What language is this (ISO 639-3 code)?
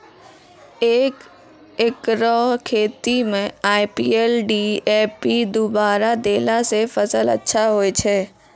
mai